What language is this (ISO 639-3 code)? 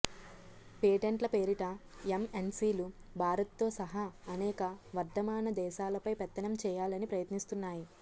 tel